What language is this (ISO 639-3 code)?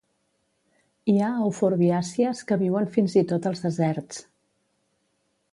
cat